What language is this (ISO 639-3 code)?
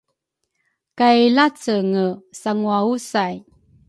dru